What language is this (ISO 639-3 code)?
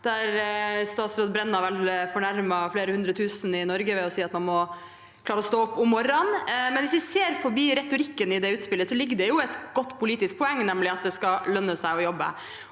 nor